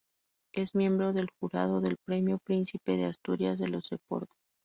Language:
Spanish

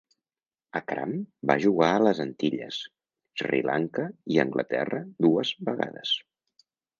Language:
Catalan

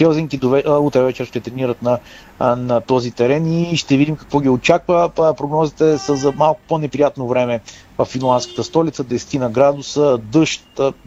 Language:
Bulgarian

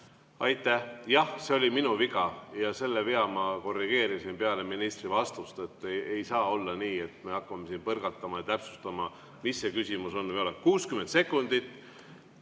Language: Estonian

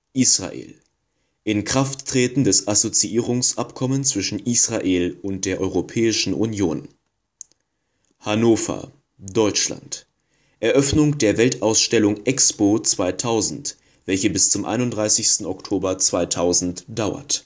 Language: German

